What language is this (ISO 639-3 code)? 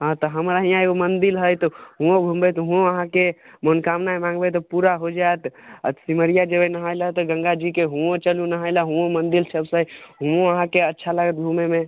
mai